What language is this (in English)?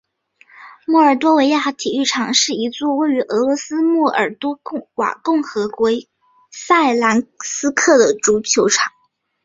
Chinese